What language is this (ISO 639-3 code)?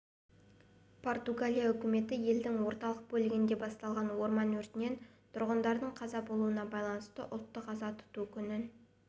kaz